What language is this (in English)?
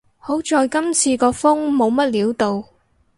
Cantonese